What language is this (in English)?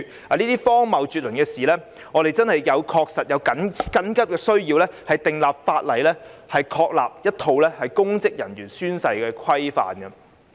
Cantonese